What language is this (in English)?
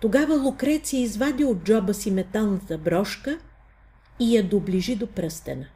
Bulgarian